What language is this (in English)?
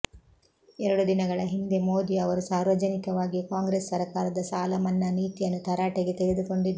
Kannada